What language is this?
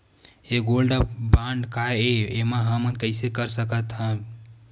Chhattisgarhi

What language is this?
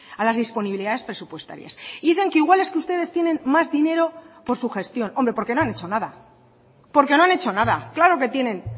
Spanish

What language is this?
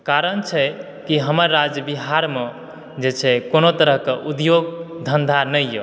Maithili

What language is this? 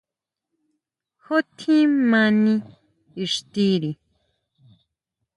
Huautla Mazatec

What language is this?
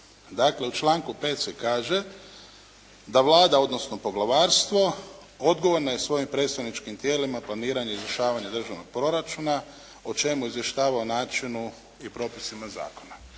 Croatian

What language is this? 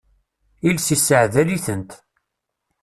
Kabyle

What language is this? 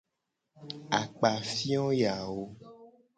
Gen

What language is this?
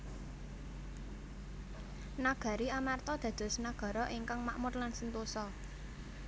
Javanese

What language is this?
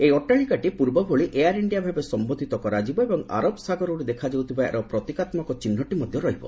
Odia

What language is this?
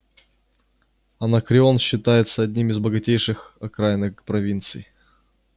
Russian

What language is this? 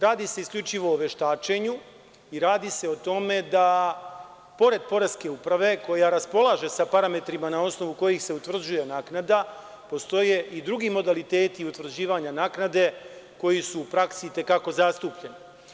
Serbian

